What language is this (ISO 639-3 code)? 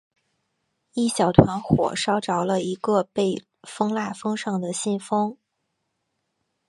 zho